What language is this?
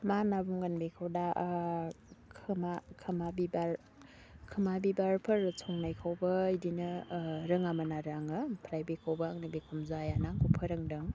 Bodo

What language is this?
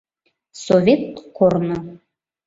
Mari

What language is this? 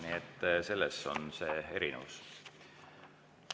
Estonian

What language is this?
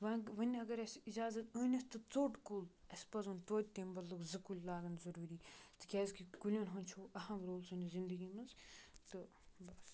Kashmiri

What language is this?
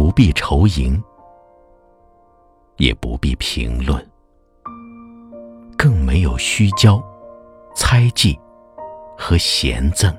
Chinese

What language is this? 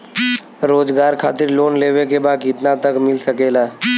Bhojpuri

